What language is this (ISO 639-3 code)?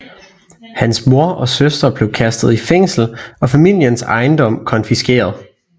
dan